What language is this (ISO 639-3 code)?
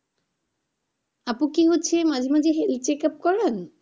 ben